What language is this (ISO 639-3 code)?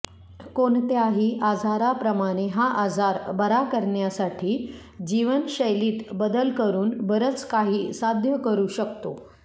mar